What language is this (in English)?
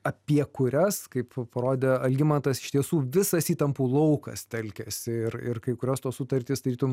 Lithuanian